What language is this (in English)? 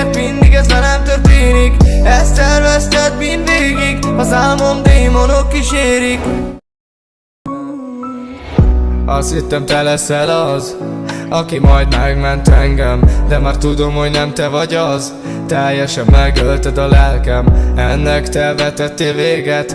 Arabic